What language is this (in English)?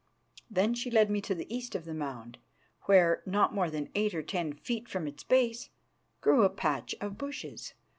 English